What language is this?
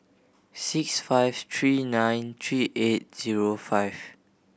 English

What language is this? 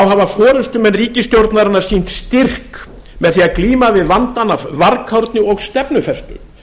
Icelandic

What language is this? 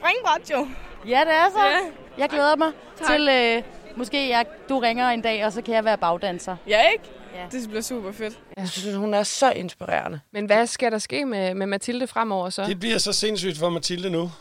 Danish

